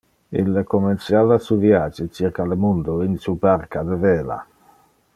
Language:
Interlingua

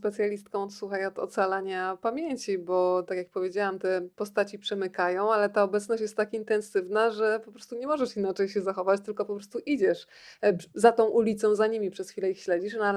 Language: Polish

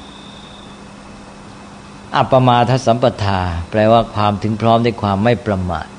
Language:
Thai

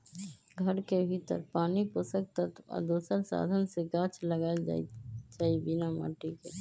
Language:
Magahi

